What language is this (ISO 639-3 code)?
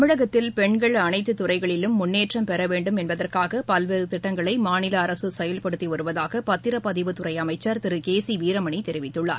tam